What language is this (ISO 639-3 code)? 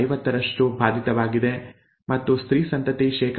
kan